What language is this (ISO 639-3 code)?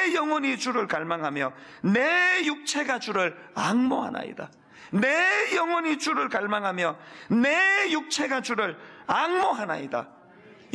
kor